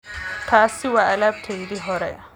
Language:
Somali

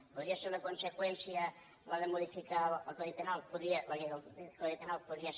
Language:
Catalan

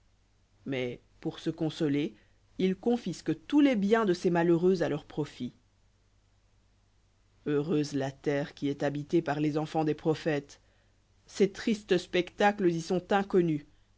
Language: French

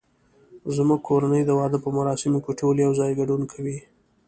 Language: Pashto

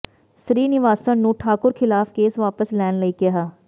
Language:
Punjabi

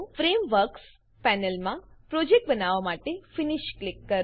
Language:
Gujarati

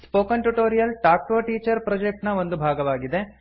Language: Kannada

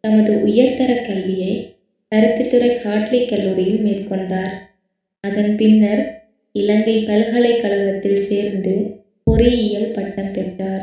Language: Tamil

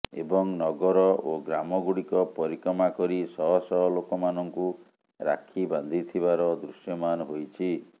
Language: Odia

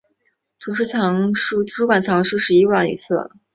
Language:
Chinese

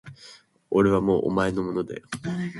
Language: Japanese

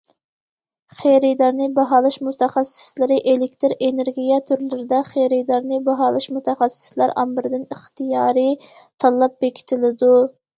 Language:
Uyghur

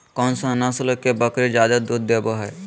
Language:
Magahi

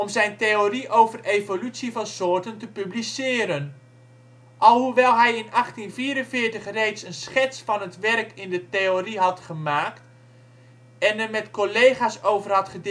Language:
Dutch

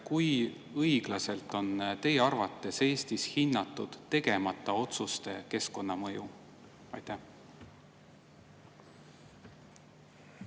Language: Estonian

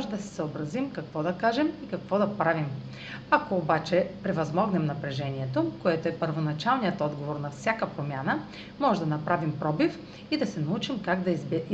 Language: Bulgarian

